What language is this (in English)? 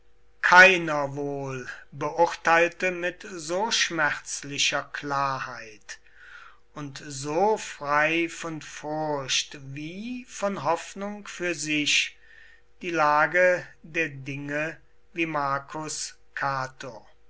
German